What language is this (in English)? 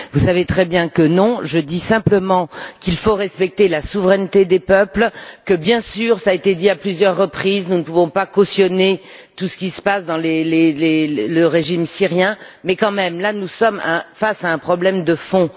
French